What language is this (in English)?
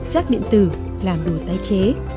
Vietnamese